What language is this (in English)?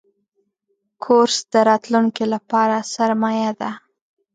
Pashto